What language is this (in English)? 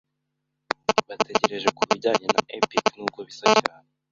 Kinyarwanda